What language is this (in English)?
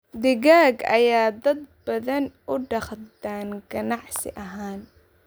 Somali